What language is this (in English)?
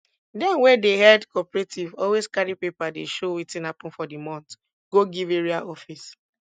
Nigerian Pidgin